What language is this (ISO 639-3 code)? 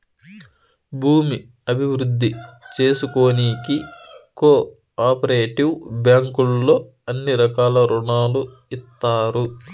tel